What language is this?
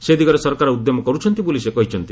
Odia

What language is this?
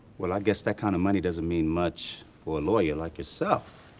English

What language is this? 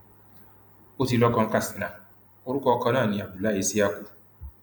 Yoruba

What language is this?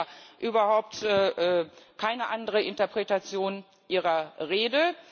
German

